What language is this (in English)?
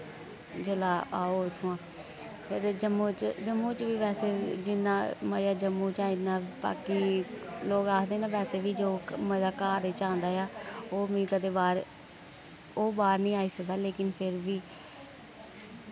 Dogri